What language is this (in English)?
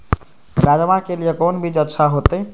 Maithili